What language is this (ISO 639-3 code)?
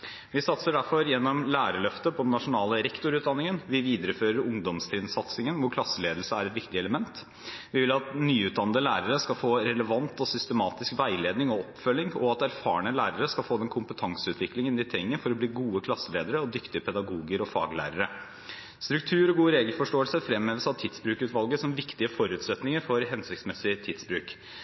nob